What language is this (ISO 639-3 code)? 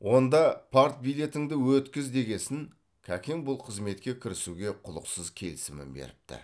kaz